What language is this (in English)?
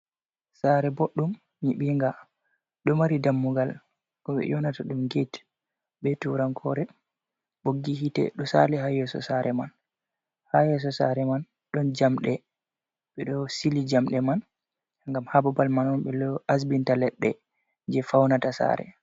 Fula